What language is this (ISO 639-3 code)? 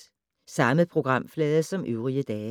dan